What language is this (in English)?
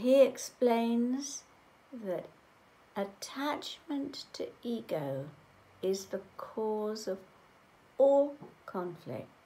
English